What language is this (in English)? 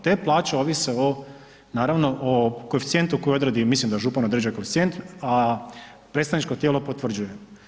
Croatian